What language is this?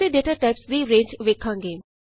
Punjabi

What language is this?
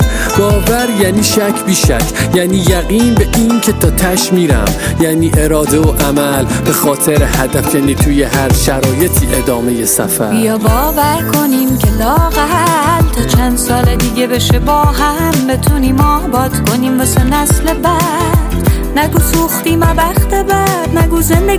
Persian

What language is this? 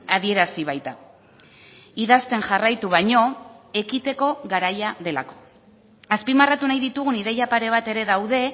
Basque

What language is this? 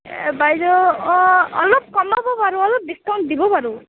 Assamese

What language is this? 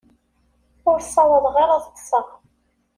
Kabyle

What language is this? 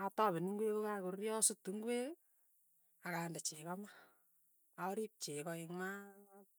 Tugen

